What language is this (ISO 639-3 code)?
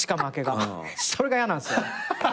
jpn